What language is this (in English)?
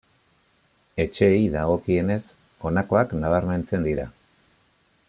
Basque